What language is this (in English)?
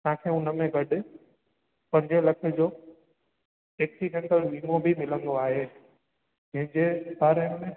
Sindhi